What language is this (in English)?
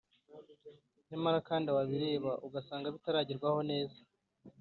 Kinyarwanda